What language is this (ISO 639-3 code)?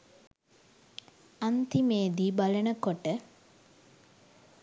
sin